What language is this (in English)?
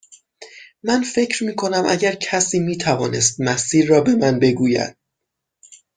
Persian